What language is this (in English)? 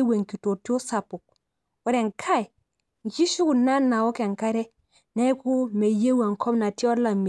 Masai